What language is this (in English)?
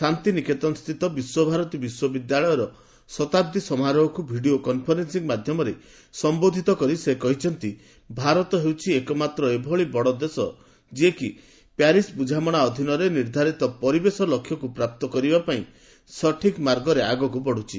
Odia